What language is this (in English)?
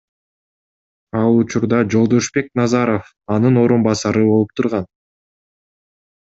Kyrgyz